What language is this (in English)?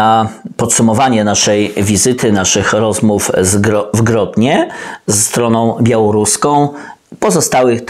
Polish